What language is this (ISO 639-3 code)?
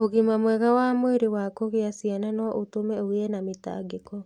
kik